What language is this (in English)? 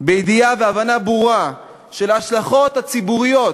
Hebrew